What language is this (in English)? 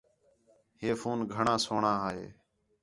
Khetrani